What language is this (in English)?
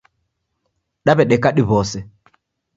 Taita